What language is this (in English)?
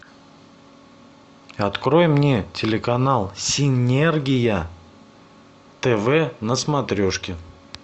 Russian